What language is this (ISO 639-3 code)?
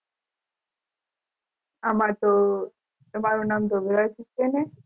guj